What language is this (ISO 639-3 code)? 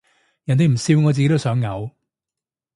yue